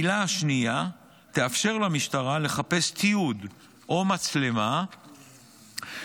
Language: Hebrew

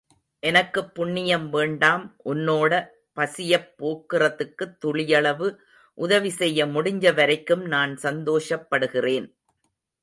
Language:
Tamil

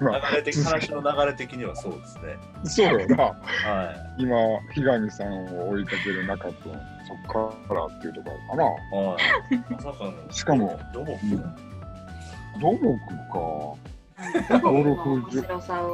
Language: Japanese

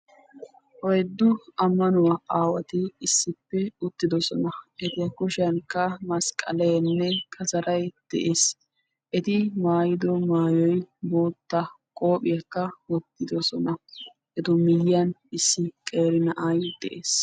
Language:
Wolaytta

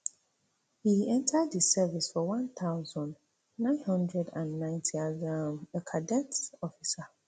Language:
Nigerian Pidgin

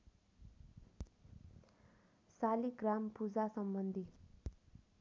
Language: Nepali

